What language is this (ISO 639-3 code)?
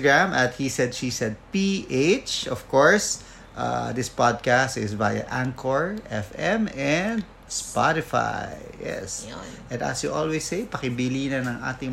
fil